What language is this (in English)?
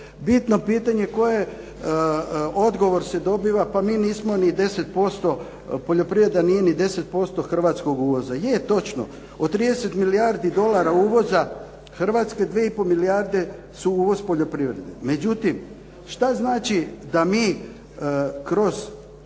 Croatian